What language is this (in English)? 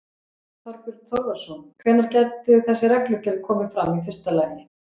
Icelandic